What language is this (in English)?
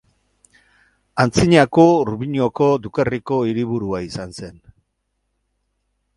Basque